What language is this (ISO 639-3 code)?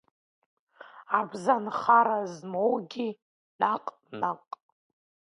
abk